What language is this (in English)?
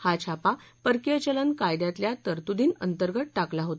Marathi